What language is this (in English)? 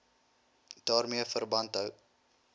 Afrikaans